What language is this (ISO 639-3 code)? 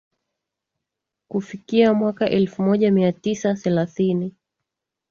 swa